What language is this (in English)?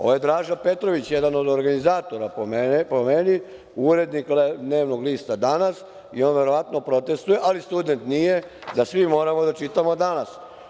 Serbian